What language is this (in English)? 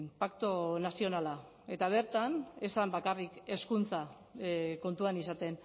Basque